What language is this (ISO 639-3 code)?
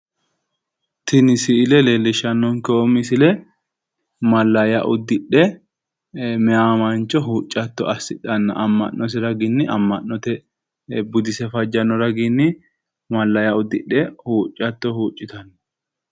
sid